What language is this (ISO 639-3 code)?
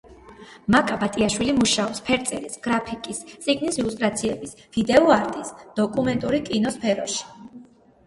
kat